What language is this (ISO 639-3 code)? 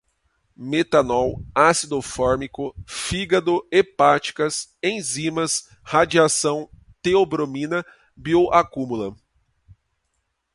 por